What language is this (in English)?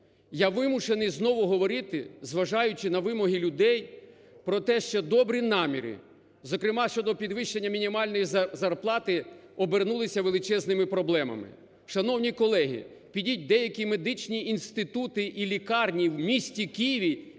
Ukrainian